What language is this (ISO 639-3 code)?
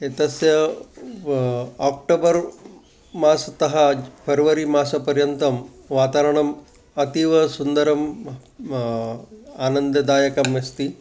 san